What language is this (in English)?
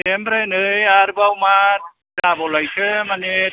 Bodo